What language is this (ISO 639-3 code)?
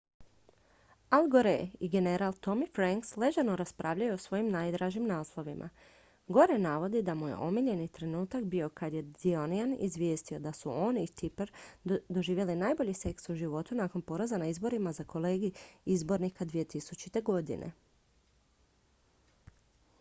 hrv